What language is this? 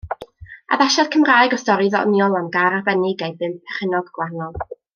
Welsh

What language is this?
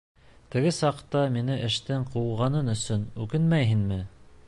Bashkir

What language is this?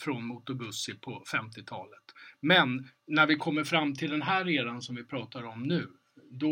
Swedish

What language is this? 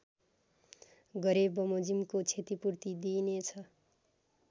Nepali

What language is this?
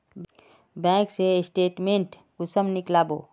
Magahi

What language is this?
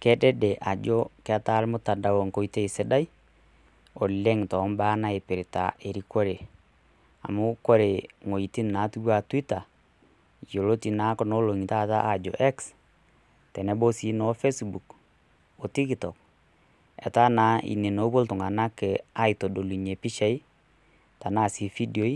Masai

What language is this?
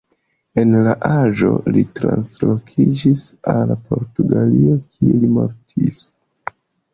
Esperanto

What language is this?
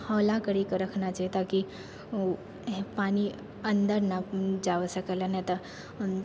Maithili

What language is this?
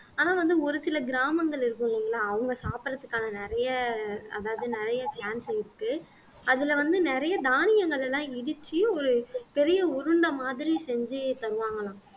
Tamil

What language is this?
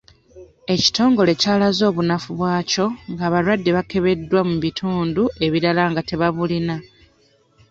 Ganda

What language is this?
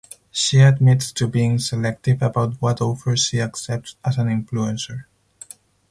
English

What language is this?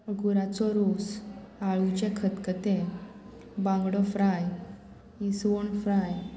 Konkani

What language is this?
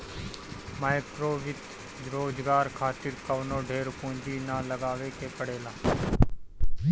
Bhojpuri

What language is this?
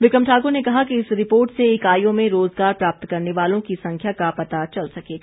Hindi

